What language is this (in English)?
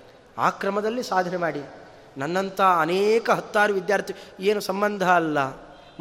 Kannada